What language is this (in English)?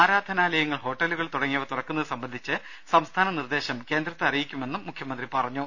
Malayalam